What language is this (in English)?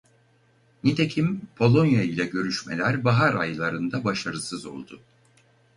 Turkish